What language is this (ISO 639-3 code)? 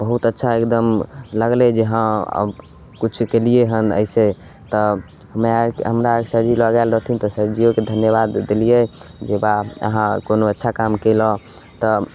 mai